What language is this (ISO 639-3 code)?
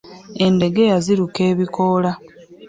lug